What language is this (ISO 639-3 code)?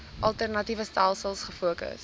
afr